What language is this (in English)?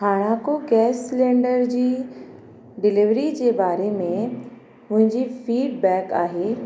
Sindhi